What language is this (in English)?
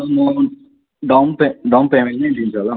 Nepali